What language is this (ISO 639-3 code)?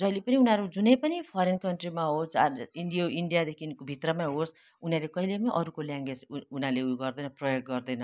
nep